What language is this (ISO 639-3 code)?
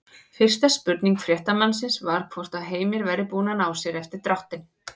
isl